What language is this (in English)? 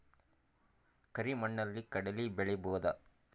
Kannada